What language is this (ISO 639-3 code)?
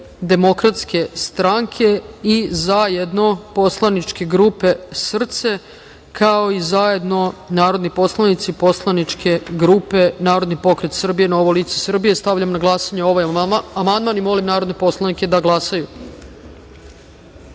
srp